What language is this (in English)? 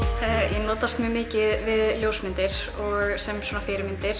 Icelandic